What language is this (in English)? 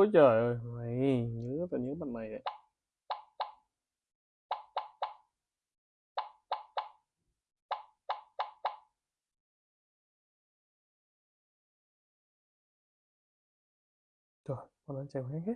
Vietnamese